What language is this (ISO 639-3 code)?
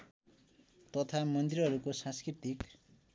nep